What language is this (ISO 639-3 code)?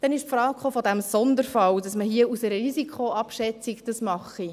gsw